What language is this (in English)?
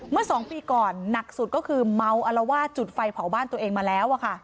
Thai